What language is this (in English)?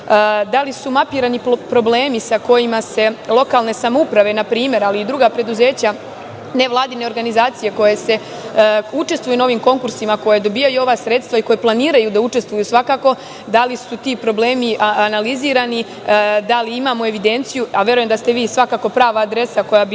Serbian